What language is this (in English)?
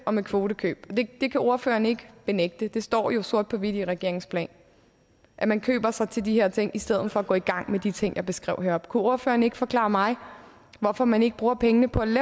Danish